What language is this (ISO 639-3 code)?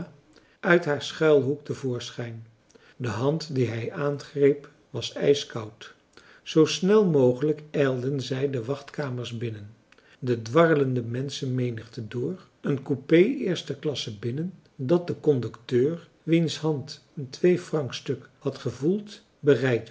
nld